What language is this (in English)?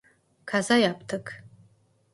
Turkish